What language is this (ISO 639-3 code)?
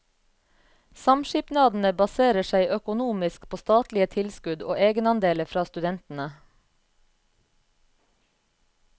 nor